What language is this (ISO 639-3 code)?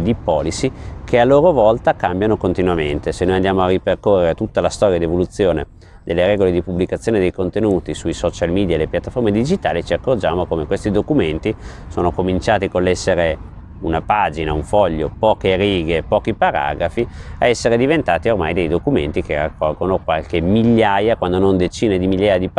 ita